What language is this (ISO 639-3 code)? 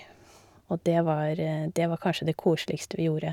nor